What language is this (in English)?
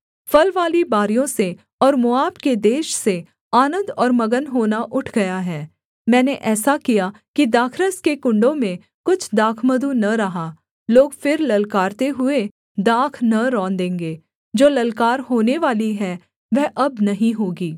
Hindi